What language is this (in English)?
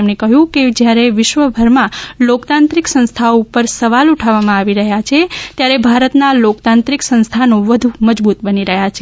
Gujarati